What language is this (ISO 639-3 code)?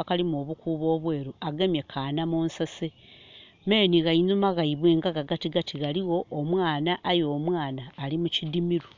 xog